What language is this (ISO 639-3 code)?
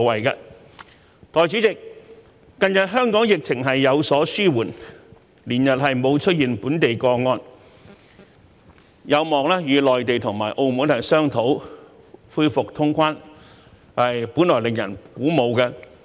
yue